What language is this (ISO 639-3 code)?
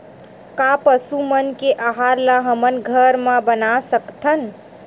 hne